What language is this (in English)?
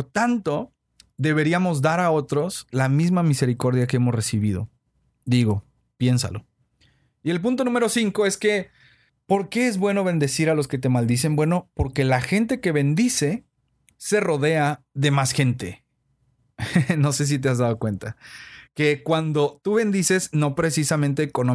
Spanish